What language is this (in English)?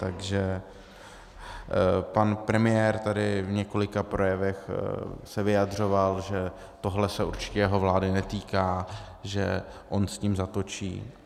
Czech